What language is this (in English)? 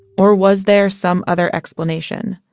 English